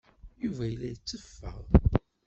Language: Kabyle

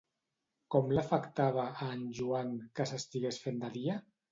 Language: Catalan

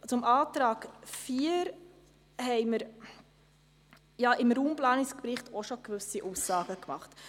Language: Swiss German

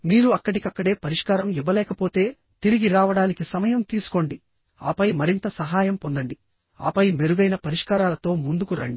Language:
Telugu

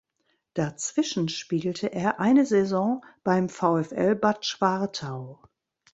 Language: German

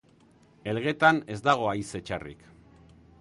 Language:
Basque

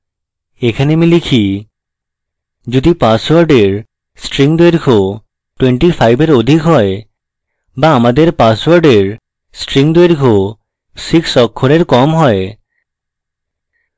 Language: Bangla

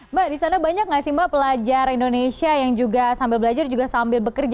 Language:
Indonesian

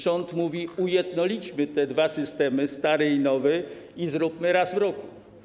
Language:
Polish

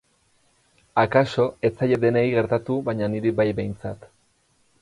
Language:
Basque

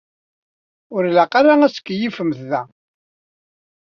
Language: Kabyle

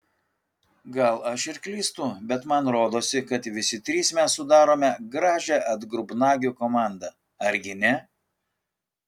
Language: Lithuanian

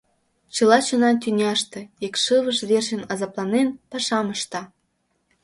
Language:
Mari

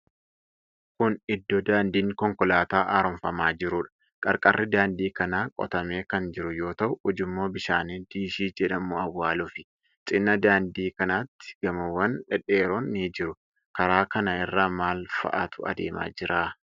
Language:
Oromo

